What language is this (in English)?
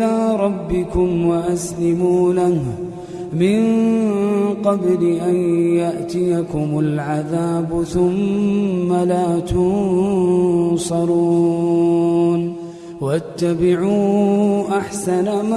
Arabic